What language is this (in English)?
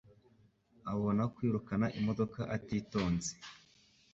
Kinyarwanda